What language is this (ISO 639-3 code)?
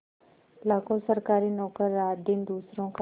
hin